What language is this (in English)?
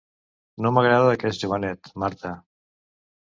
Catalan